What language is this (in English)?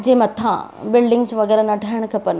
Sindhi